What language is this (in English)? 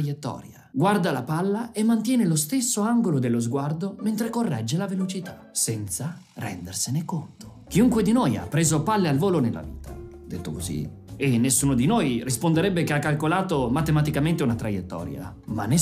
Italian